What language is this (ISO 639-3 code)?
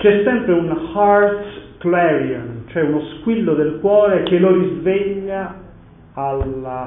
ita